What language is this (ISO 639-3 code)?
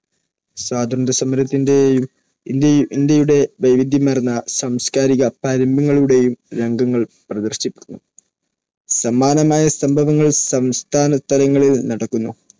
mal